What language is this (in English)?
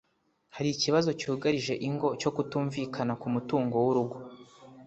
Kinyarwanda